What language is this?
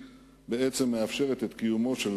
Hebrew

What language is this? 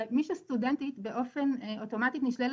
Hebrew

